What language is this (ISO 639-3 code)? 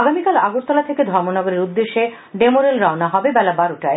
ben